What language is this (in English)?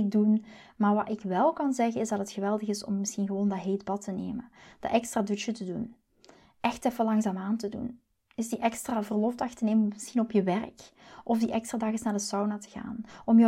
Dutch